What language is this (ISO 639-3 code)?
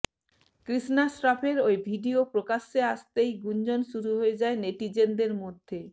ben